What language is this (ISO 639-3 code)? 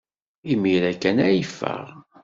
kab